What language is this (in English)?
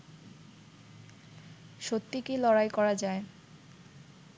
Bangla